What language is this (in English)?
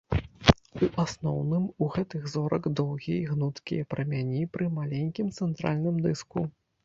Belarusian